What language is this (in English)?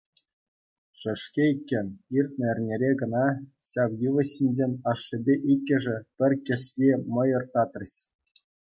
Chuvash